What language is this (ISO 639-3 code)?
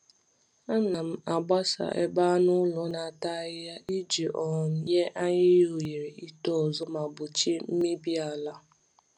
ibo